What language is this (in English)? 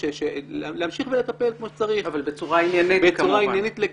Hebrew